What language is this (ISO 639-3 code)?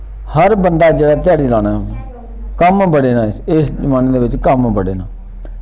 doi